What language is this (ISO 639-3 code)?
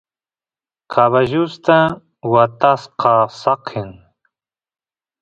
qus